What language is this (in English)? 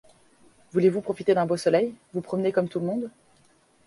French